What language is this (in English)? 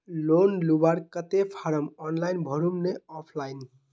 Magahi